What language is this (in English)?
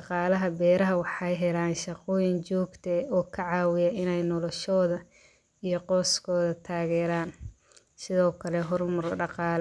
Somali